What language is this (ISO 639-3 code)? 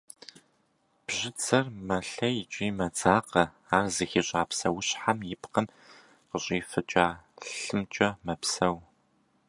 kbd